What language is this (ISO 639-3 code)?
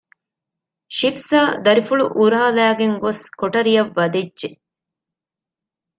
div